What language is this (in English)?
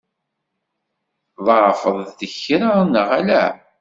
Kabyle